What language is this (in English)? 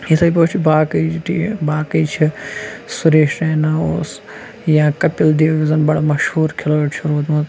Kashmiri